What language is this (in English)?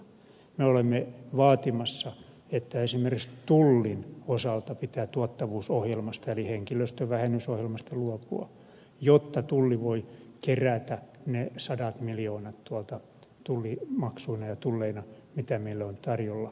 Finnish